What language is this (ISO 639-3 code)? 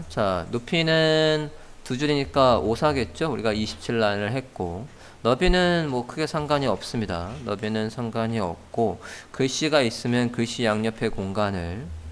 kor